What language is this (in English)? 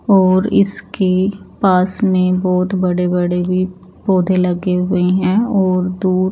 Hindi